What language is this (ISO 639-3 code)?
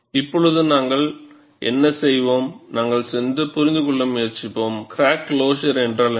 tam